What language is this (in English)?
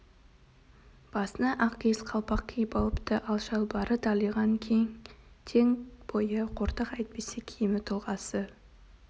Kazakh